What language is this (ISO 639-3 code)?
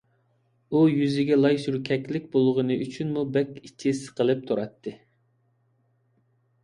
uig